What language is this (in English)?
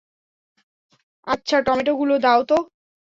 Bangla